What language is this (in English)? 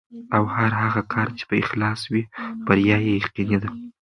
Pashto